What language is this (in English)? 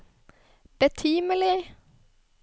Norwegian